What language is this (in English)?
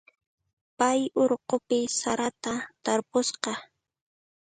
Puno Quechua